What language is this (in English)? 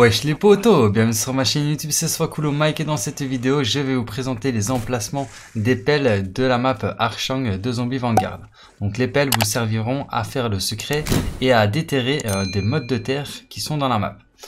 French